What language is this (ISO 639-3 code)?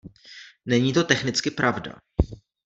ces